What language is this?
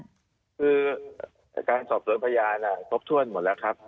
Thai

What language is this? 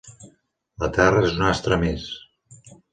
Catalan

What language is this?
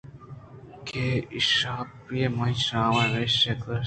Eastern Balochi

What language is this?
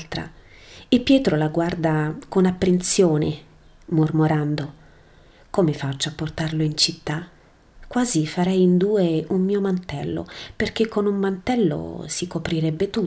Italian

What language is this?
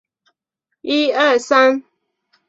Chinese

